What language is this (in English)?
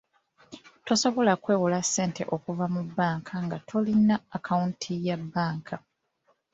Ganda